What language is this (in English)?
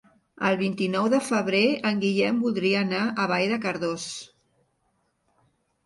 Catalan